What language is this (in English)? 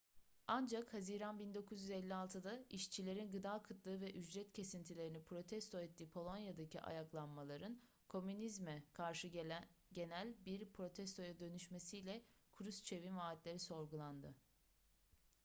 Turkish